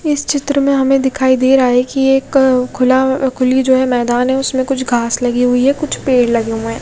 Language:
Hindi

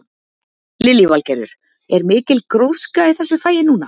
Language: Icelandic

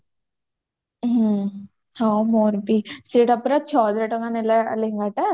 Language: Odia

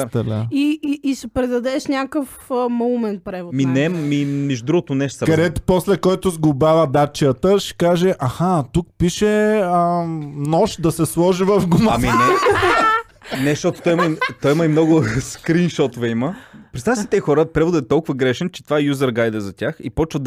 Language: Bulgarian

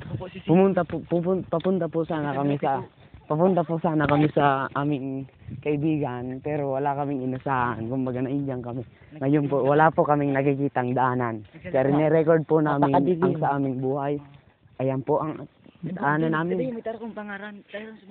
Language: Filipino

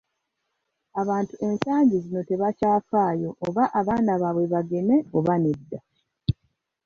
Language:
Ganda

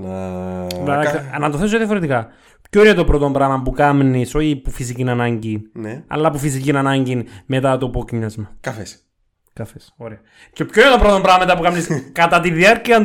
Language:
Greek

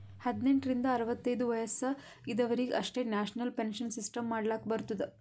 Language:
Kannada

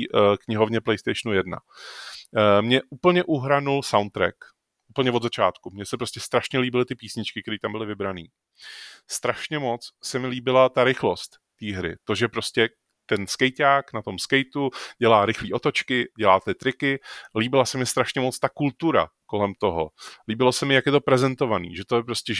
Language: Czech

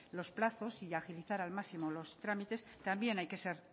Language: Spanish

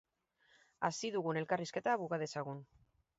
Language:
Basque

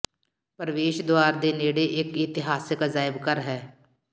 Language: Punjabi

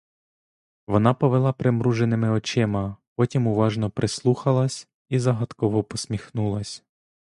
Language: Ukrainian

